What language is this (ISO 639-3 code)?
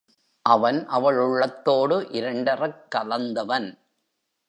tam